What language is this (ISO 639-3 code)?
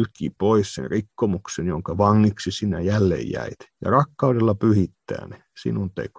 fin